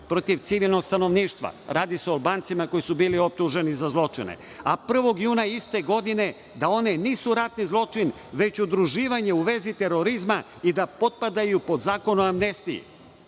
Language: Serbian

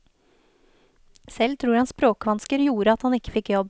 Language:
Norwegian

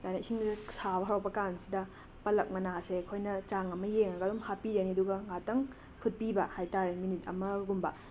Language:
Manipuri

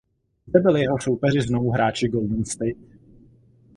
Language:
Czech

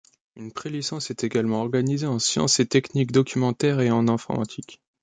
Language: French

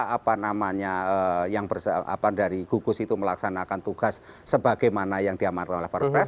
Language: Indonesian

